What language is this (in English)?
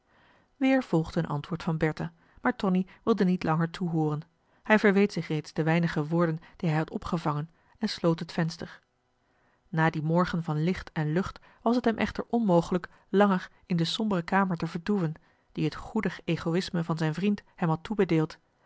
Dutch